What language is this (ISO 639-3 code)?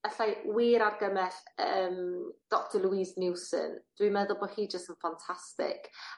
cym